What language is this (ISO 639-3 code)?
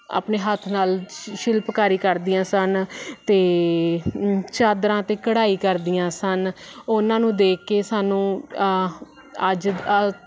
pan